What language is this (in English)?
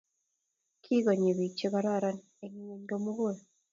Kalenjin